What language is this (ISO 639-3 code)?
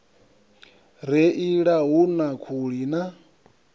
ven